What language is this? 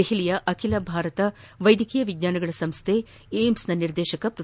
Kannada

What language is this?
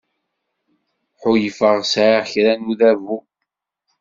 Kabyle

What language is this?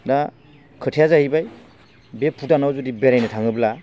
Bodo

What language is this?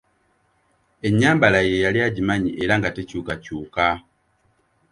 Ganda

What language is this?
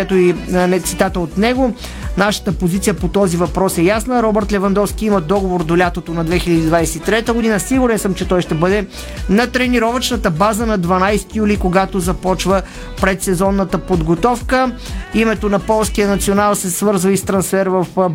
Bulgarian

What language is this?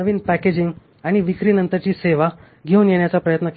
Marathi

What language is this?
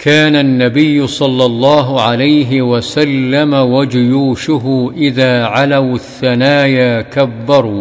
Arabic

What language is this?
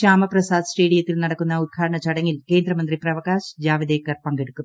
Malayalam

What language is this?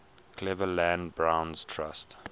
English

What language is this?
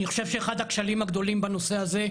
Hebrew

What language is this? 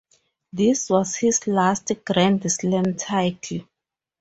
English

